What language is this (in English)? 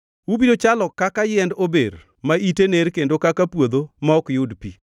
Luo (Kenya and Tanzania)